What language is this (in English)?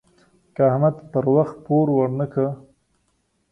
Pashto